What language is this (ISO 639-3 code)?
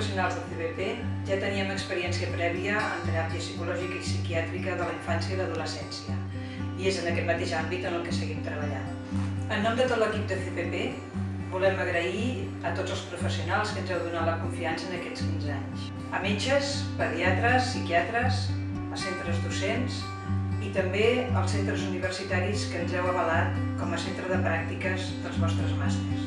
spa